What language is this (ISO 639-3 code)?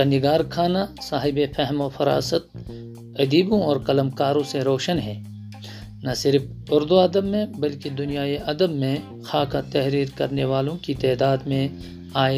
urd